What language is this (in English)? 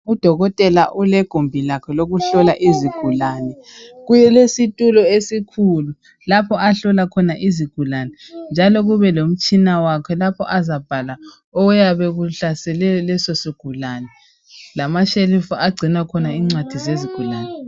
North Ndebele